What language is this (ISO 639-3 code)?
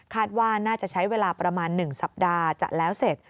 tha